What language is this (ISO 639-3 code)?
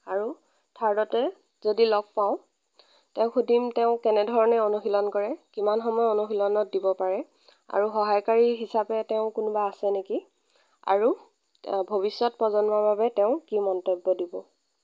asm